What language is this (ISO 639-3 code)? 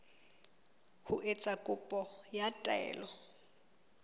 sot